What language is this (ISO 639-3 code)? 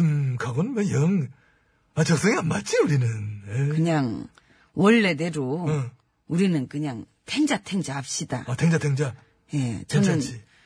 kor